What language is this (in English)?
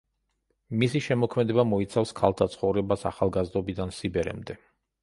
Georgian